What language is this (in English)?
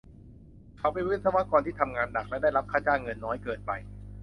Thai